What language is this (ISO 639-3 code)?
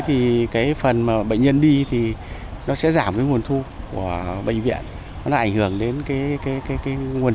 vie